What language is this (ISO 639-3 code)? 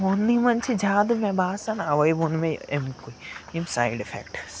kas